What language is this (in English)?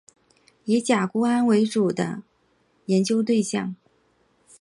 Chinese